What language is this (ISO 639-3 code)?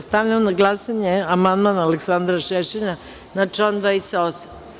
srp